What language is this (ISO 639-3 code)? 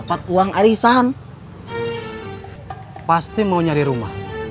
ind